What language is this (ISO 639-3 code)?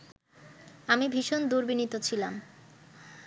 ben